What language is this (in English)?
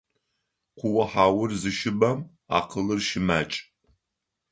Adyghe